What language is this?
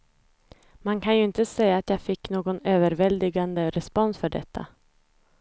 Swedish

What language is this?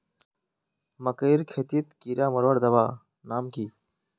Magahi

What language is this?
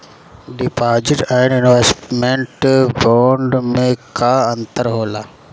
Bhojpuri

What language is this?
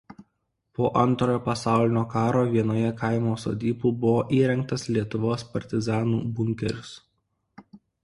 Lithuanian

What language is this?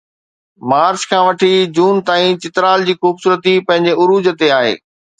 Sindhi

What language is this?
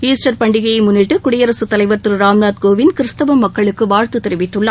Tamil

